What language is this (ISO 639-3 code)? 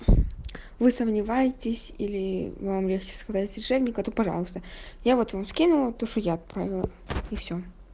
rus